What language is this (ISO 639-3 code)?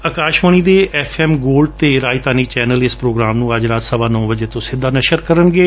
pan